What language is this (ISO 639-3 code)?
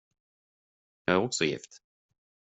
swe